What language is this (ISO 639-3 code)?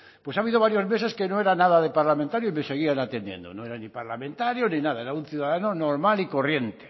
spa